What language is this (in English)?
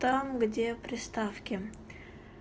Russian